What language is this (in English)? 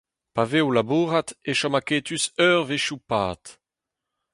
Breton